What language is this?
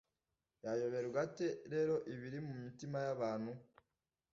Kinyarwanda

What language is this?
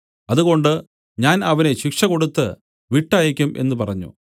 Malayalam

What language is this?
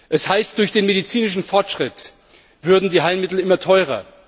German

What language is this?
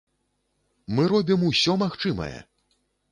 Belarusian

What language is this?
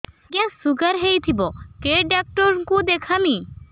Odia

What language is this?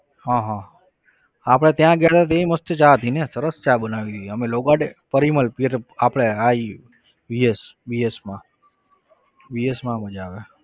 Gujarati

